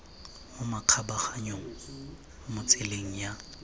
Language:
Tswana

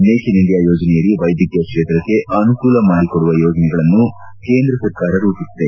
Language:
Kannada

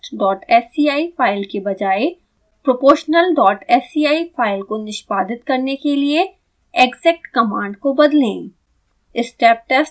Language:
Hindi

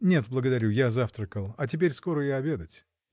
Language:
Russian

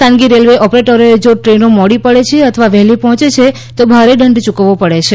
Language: Gujarati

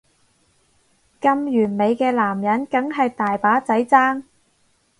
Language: Cantonese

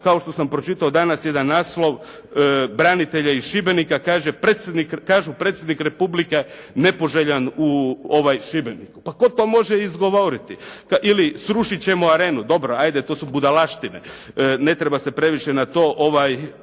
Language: Croatian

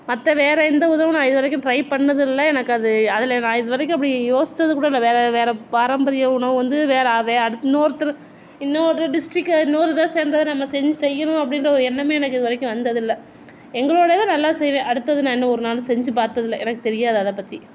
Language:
Tamil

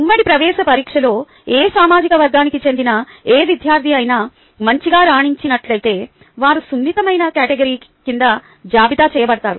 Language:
Telugu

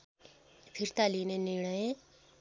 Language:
Nepali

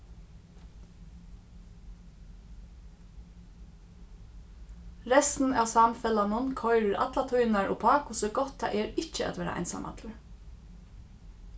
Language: Faroese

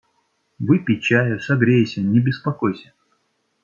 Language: Russian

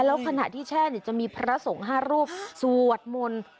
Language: Thai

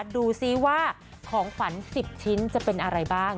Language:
Thai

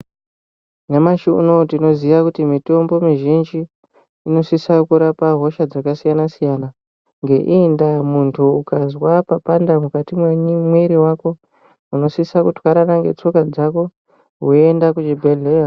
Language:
Ndau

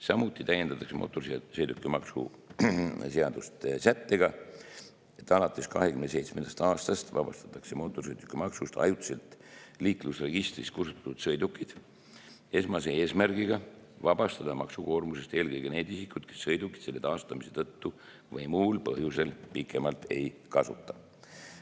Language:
Estonian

